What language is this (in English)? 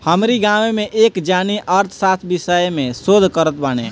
Bhojpuri